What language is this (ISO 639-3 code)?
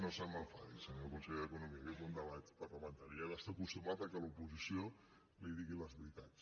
cat